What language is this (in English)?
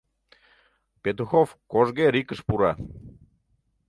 Mari